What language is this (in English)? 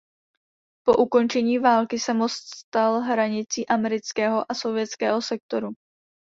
Czech